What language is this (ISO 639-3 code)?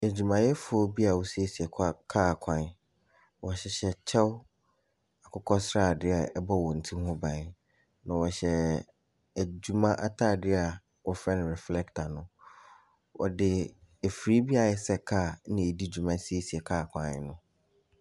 aka